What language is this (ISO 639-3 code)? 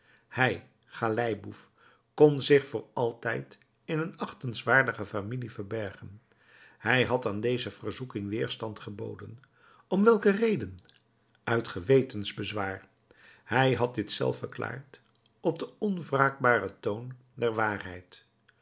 nld